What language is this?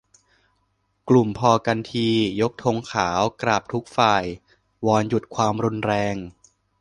Thai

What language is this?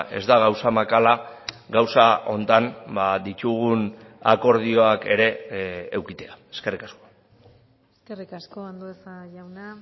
Basque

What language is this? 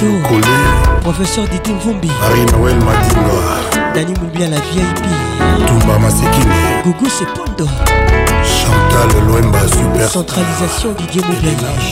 French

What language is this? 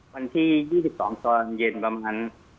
Thai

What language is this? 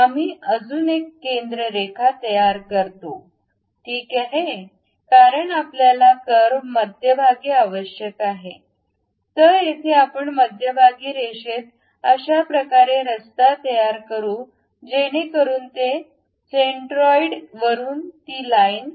Marathi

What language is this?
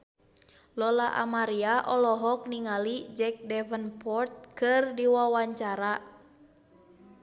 Sundanese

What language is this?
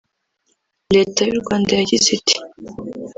Kinyarwanda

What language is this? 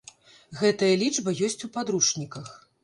Belarusian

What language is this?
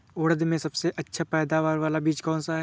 Hindi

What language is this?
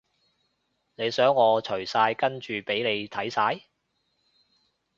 Cantonese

